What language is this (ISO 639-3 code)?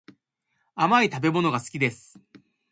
jpn